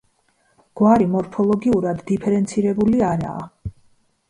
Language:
Georgian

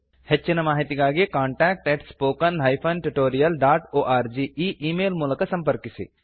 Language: Kannada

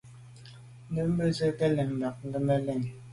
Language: Medumba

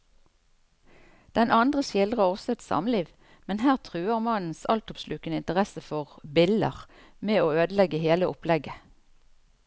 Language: Norwegian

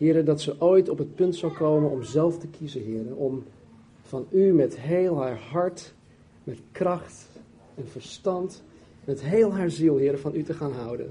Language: Dutch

